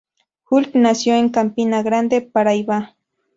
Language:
Spanish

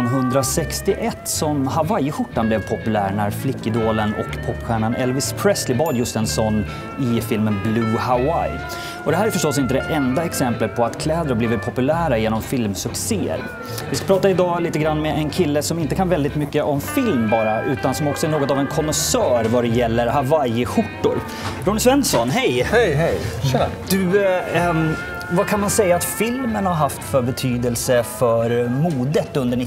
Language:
Swedish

